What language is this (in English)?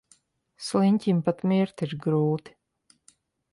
Latvian